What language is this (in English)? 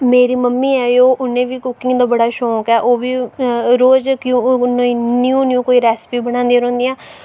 Dogri